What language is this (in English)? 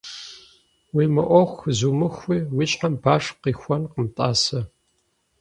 Kabardian